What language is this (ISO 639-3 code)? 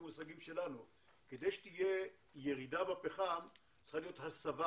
heb